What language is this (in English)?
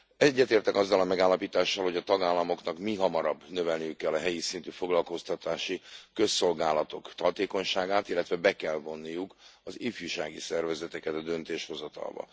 Hungarian